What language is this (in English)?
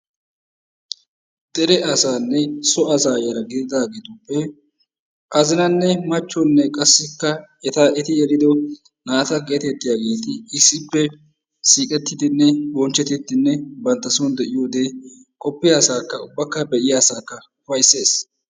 Wolaytta